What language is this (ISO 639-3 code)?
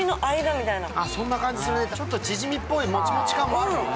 jpn